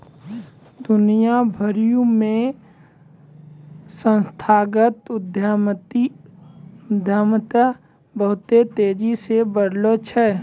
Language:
Maithili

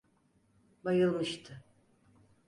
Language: Turkish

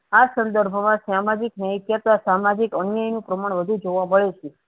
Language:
Gujarati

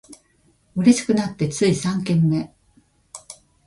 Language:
Japanese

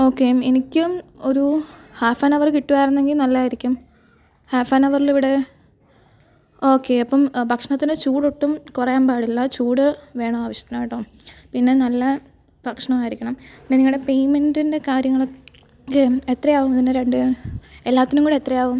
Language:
Malayalam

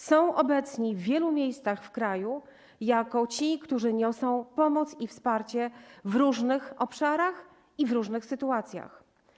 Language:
Polish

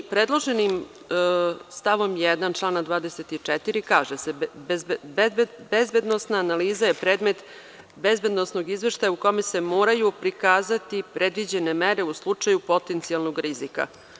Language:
Serbian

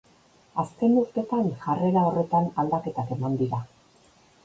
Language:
Basque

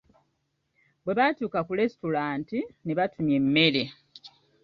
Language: Ganda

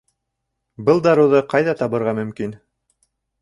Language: Bashkir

